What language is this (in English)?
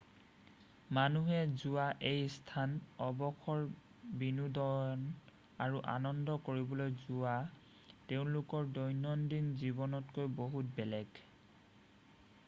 Assamese